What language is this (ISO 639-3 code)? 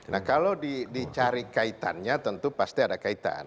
ind